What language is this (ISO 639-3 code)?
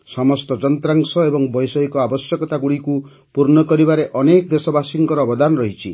ori